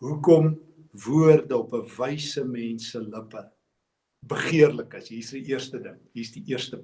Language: Dutch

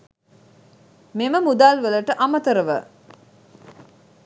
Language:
Sinhala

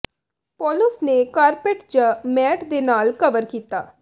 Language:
Punjabi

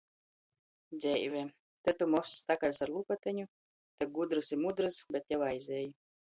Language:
Latgalian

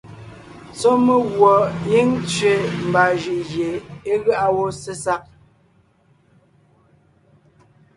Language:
Ngiemboon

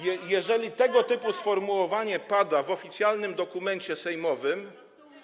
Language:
Polish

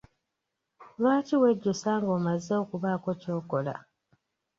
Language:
Ganda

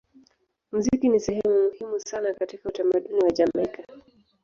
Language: Swahili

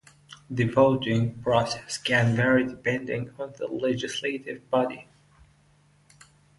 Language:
English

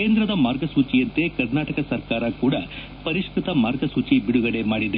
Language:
Kannada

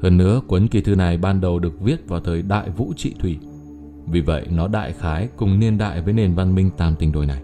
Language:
Vietnamese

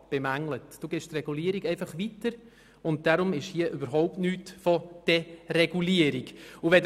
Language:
Swiss German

